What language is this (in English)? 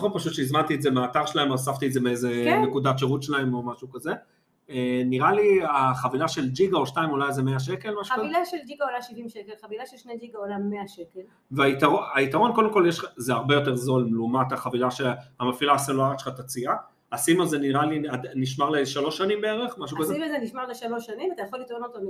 Hebrew